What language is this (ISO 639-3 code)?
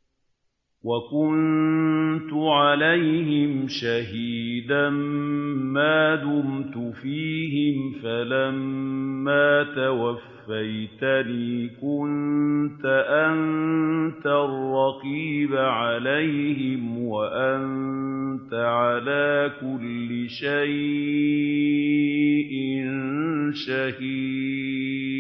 ara